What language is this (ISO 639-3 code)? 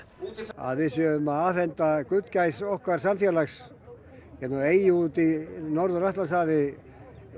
isl